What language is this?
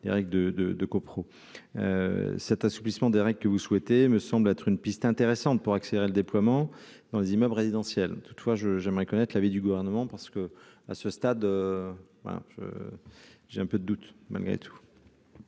French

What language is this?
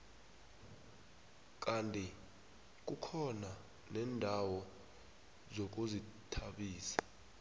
South Ndebele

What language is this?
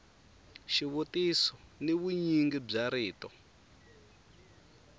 Tsonga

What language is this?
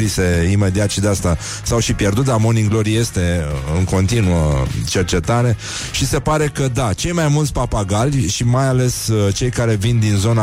Romanian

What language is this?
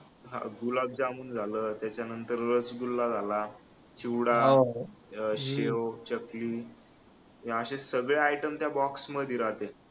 Marathi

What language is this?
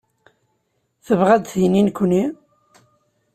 Kabyle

